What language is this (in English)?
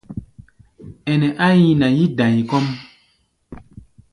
Gbaya